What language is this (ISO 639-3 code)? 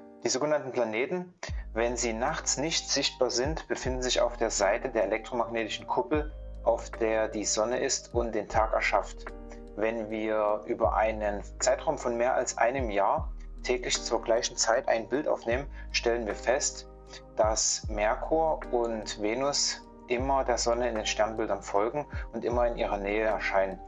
deu